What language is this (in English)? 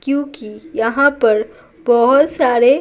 Hindi